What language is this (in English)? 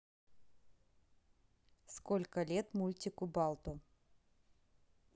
Russian